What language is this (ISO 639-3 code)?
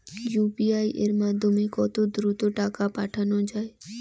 ben